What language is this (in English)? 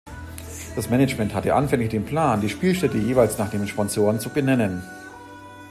German